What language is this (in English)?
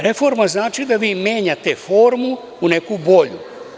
Serbian